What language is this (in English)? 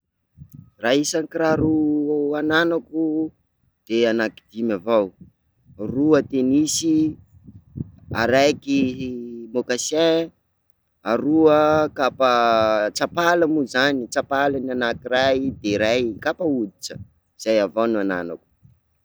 Sakalava Malagasy